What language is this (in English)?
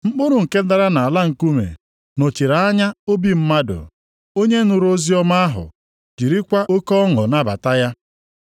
Igbo